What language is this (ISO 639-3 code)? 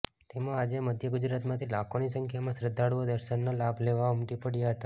guj